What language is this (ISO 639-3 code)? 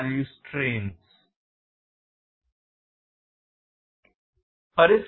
tel